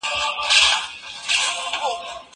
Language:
Pashto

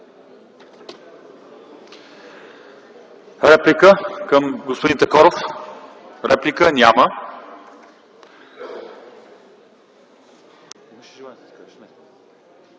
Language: Bulgarian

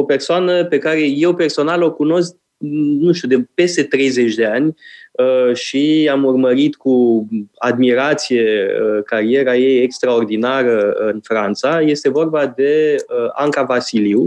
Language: Romanian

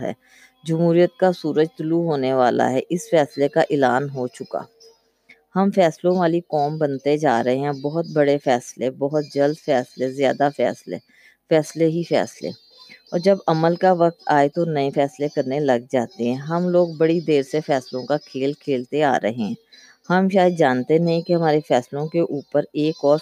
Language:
Urdu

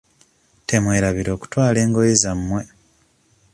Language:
Ganda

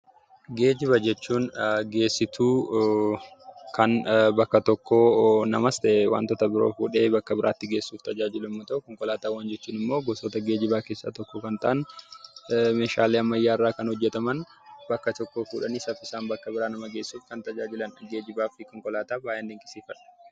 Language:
Oromo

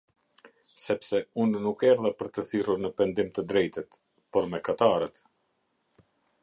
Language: Albanian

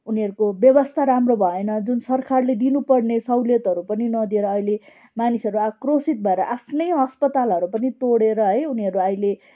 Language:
Nepali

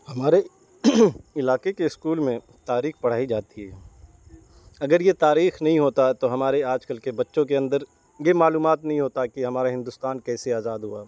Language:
Urdu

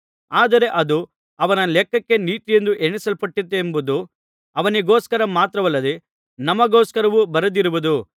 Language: Kannada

